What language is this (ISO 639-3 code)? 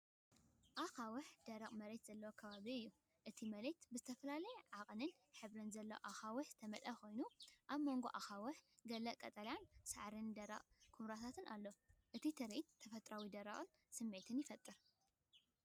tir